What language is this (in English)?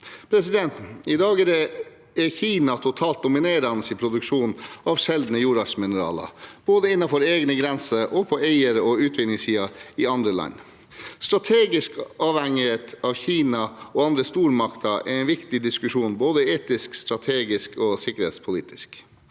Norwegian